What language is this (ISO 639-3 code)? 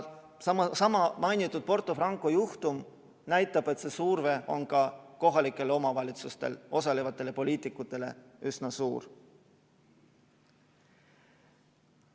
est